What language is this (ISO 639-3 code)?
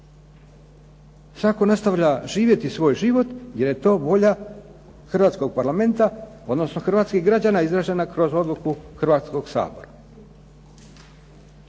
hrv